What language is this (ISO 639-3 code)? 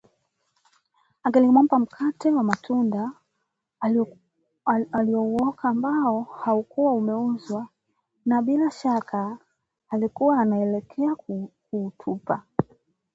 swa